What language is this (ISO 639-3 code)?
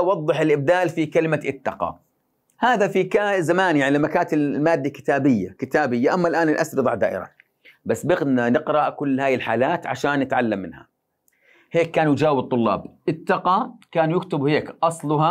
ara